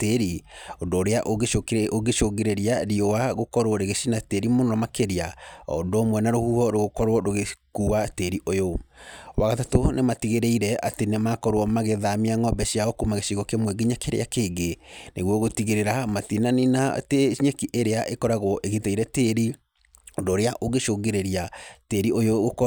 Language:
Kikuyu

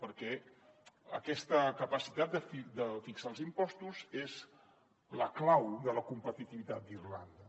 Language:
Catalan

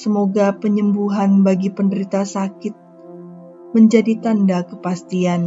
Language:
Indonesian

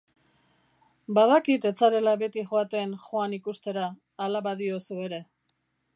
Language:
Basque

